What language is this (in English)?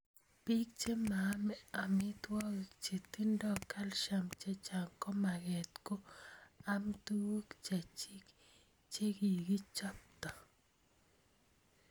Kalenjin